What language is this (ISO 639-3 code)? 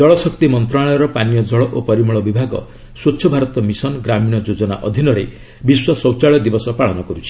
ori